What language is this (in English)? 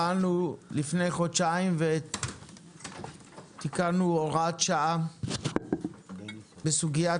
Hebrew